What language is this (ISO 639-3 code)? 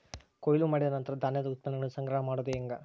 kan